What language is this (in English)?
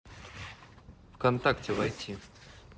Russian